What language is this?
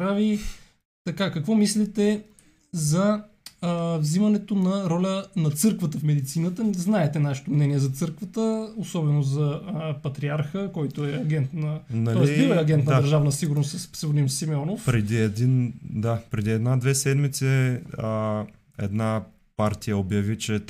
Bulgarian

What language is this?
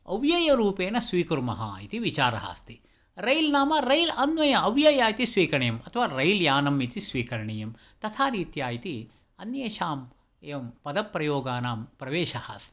Sanskrit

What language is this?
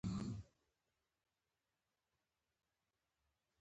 Pashto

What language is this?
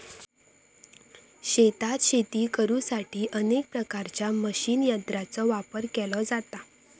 Marathi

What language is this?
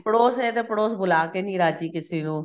Punjabi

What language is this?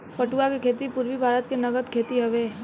Bhojpuri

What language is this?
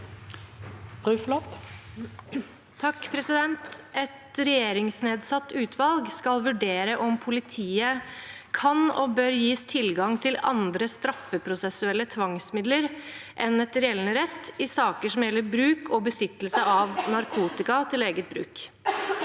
Norwegian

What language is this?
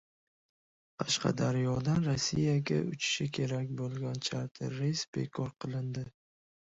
Uzbek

